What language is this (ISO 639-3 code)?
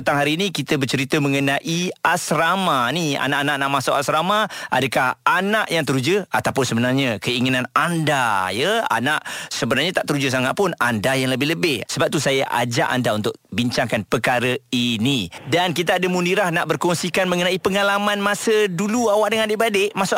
msa